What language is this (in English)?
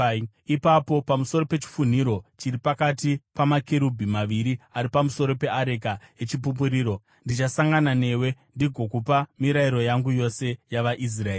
Shona